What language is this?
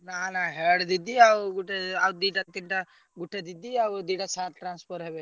Odia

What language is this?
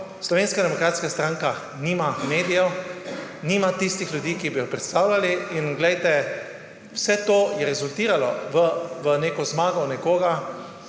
Slovenian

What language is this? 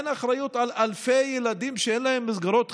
Hebrew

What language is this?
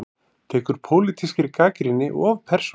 Icelandic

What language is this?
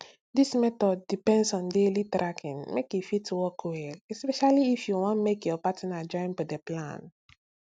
Nigerian Pidgin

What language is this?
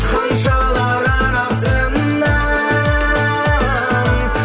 Kazakh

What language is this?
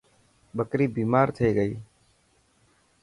Dhatki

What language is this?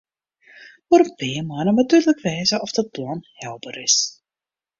Western Frisian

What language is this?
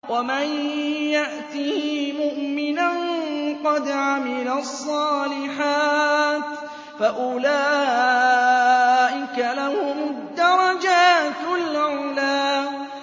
Arabic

